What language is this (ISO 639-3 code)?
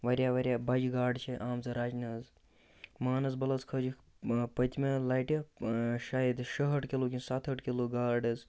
kas